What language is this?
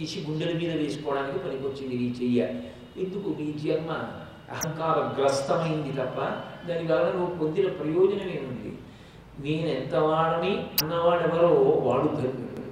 Telugu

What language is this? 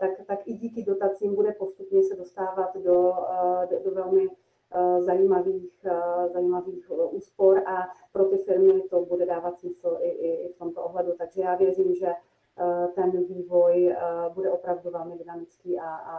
Czech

